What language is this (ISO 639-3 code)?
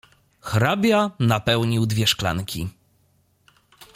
pol